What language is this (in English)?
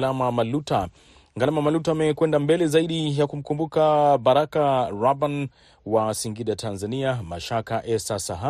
Swahili